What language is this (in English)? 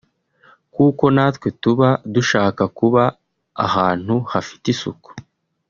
Kinyarwanda